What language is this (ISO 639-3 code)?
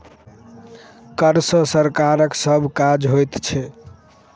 mai